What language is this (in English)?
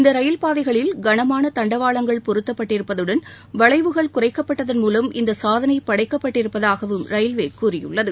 Tamil